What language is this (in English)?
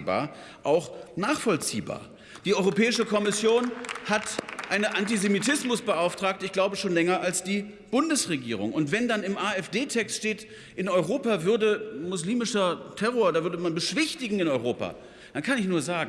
German